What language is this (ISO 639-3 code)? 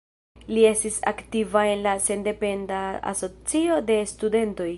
epo